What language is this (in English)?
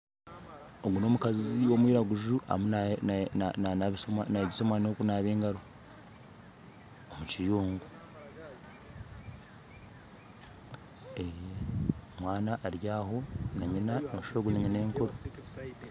Nyankole